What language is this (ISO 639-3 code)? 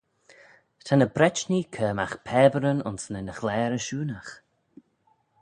glv